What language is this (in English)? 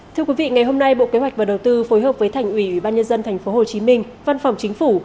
Vietnamese